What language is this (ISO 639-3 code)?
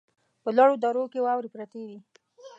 pus